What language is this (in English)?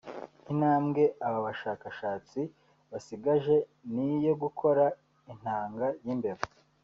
Kinyarwanda